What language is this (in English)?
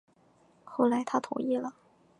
Chinese